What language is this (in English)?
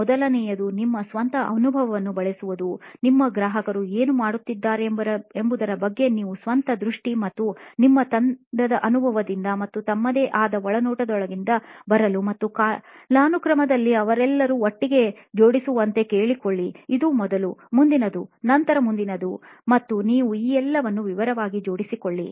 Kannada